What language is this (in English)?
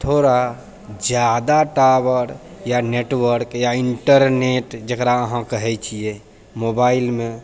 Maithili